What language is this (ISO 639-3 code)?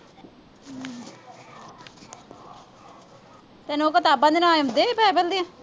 pan